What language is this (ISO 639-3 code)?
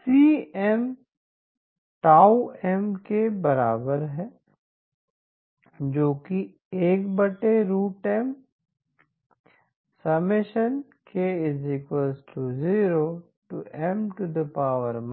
hin